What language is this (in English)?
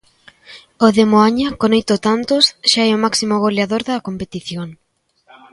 Galician